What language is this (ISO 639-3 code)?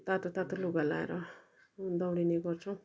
nep